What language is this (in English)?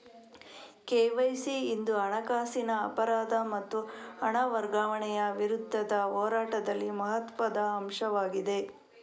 Kannada